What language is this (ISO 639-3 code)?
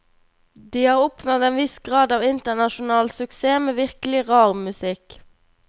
nor